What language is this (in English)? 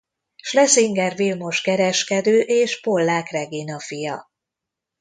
Hungarian